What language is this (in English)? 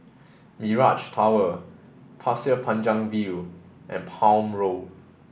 English